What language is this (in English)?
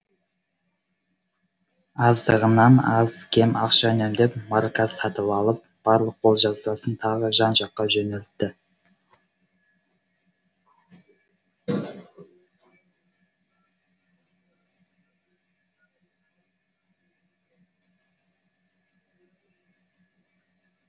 Kazakh